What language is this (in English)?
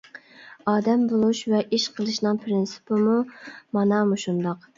Uyghur